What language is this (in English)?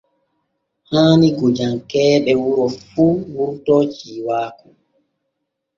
Borgu Fulfulde